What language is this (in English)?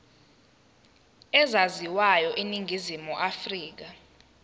Zulu